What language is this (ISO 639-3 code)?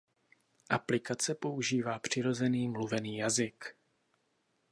ces